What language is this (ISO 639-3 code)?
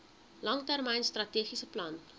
afr